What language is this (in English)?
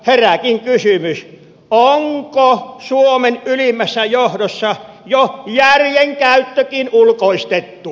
Finnish